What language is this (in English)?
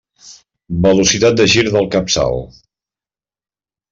Catalan